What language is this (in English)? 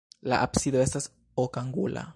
Esperanto